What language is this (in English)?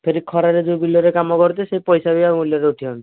Odia